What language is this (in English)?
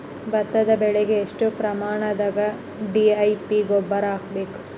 Kannada